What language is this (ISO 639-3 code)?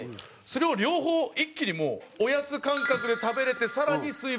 jpn